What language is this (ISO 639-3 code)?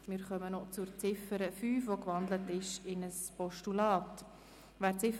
gsw